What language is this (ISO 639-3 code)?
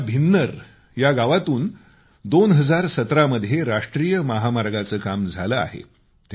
mar